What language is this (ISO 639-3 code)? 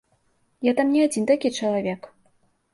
bel